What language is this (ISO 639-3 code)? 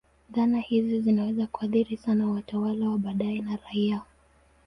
swa